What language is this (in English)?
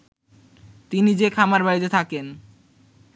Bangla